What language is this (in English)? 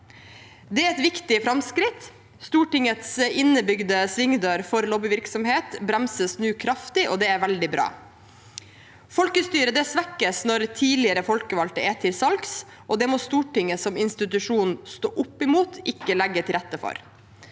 Norwegian